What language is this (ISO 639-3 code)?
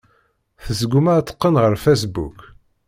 kab